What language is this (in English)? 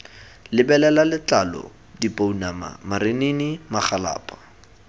Tswana